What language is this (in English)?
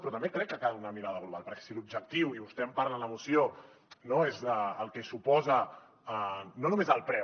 Catalan